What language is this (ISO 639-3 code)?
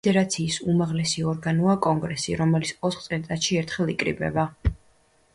kat